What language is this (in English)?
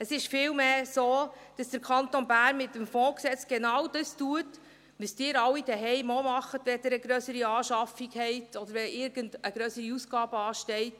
Swiss German